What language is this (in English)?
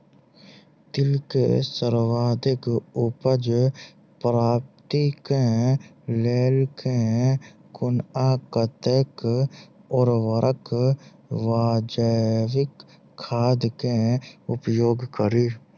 Maithili